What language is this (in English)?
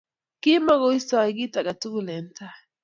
Kalenjin